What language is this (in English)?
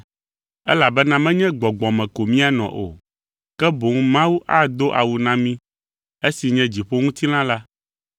Ewe